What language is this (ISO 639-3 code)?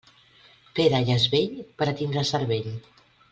cat